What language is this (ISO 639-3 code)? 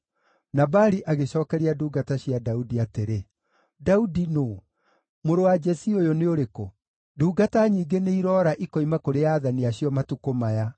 kik